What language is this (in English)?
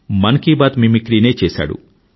Telugu